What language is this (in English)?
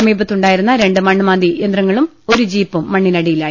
Malayalam